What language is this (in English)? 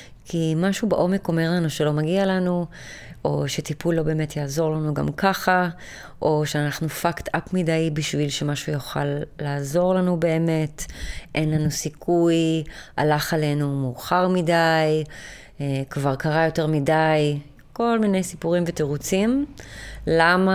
Hebrew